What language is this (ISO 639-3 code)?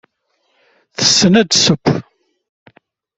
kab